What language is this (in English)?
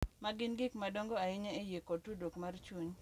Luo (Kenya and Tanzania)